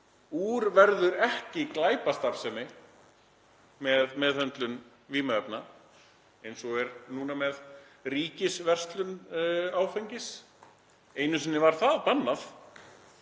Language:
Icelandic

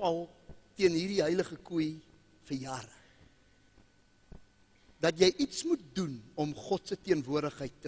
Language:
Dutch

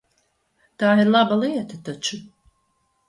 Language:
Latvian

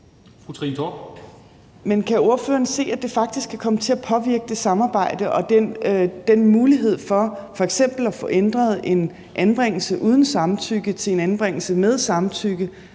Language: Danish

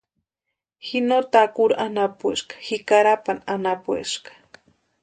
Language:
Western Highland Purepecha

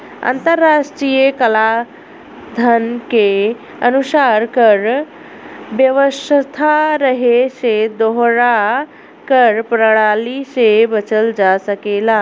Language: Bhojpuri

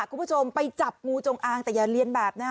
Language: Thai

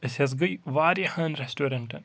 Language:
Kashmiri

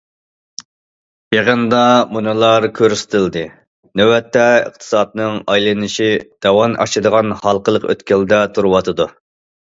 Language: Uyghur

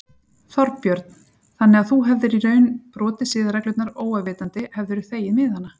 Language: Icelandic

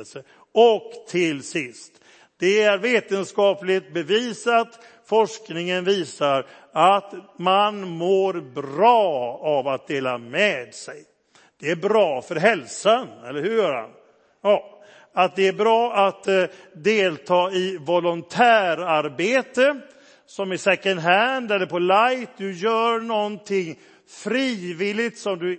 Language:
Swedish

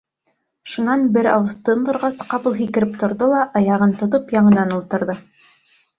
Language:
Bashkir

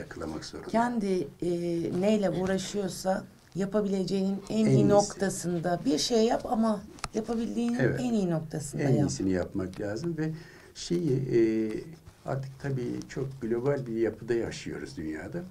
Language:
Turkish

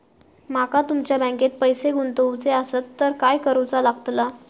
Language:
Marathi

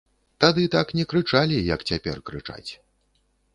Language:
Belarusian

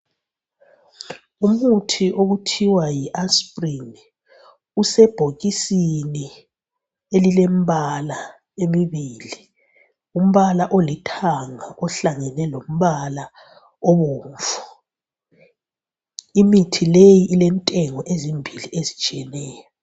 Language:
North Ndebele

